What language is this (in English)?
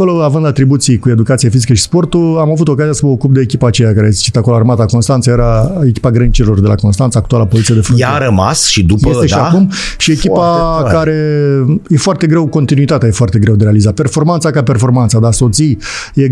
Romanian